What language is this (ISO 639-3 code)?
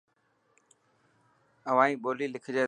mki